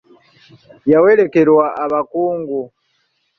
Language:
Ganda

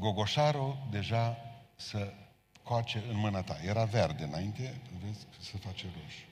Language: Romanian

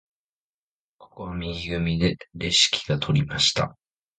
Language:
Japanese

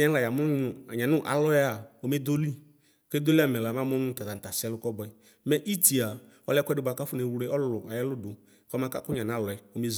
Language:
Ikposo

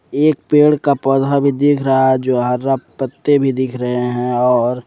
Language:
Hindi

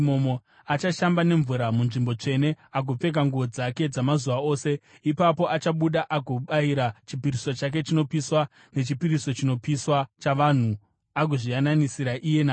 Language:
Shona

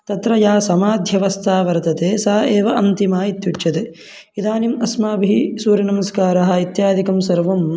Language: Sanskrit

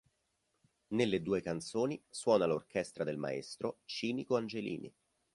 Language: Italian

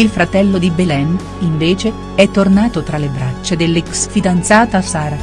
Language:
Italian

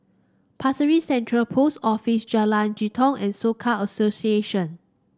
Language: English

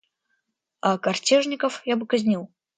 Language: Russian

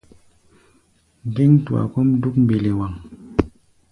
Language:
Gbaya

